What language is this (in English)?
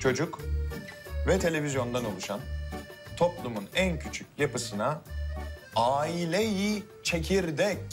Turkish